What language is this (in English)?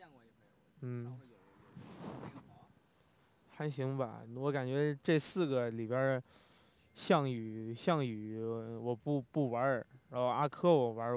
Chinese